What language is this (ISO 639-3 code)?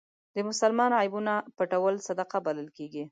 pus